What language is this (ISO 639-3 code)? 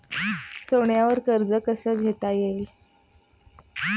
mar